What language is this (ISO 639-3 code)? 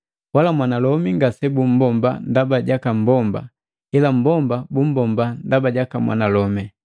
mgv